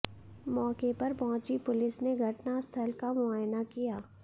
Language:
Hindi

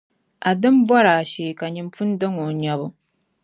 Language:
Dagbani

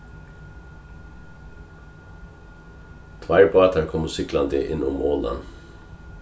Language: Faroese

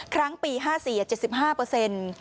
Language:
Thai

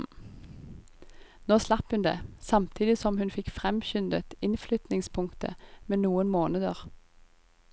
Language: Norwegian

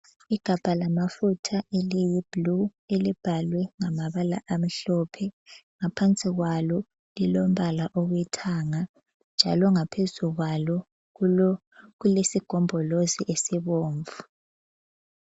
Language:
North Ndebele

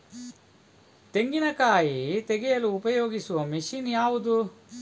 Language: Kannada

